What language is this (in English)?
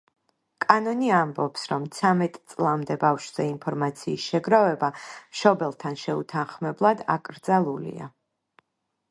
Georgian